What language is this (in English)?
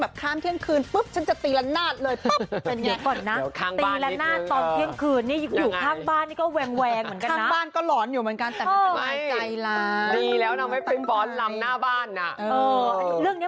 Thai